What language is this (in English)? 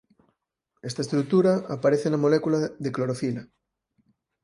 Galician